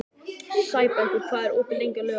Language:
Icelandic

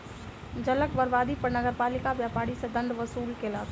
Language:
Maithili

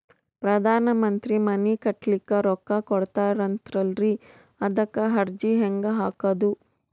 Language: Kannada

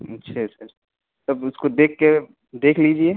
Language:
Urdu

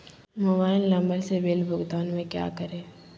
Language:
Magahi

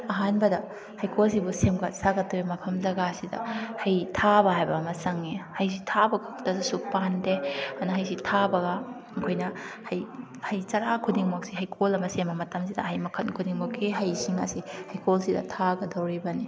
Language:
Manipuri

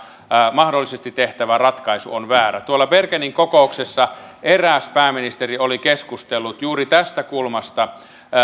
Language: Finnish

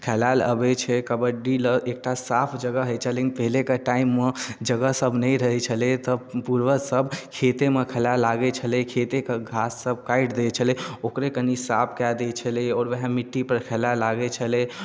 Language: Maithili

